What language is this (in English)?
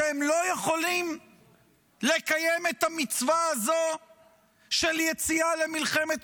Hebrew